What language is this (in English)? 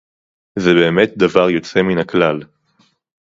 Hebrew